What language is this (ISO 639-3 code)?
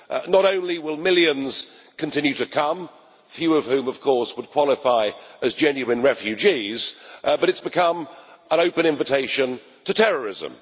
eng